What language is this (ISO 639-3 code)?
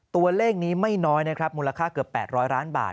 tha